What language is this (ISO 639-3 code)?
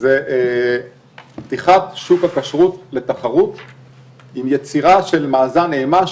heb